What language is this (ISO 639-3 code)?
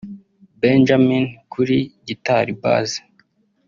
kin